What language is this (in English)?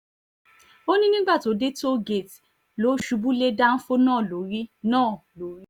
Yoruba